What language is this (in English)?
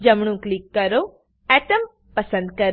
Gujarati